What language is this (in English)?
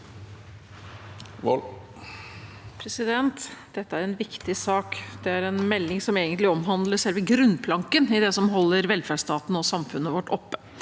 Norwegian